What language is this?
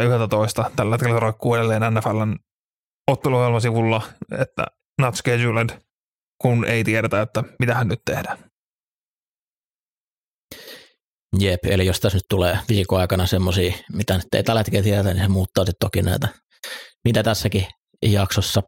Finnish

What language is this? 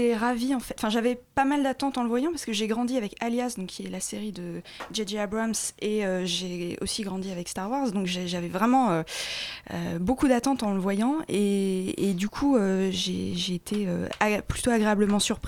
French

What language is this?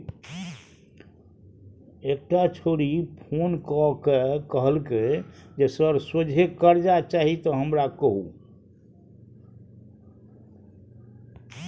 Maithili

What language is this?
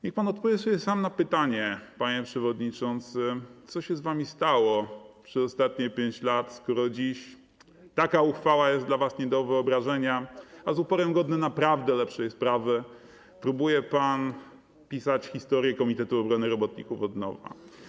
Polish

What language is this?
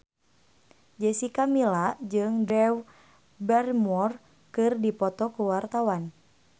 Sundanese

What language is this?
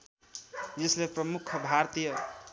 Nepali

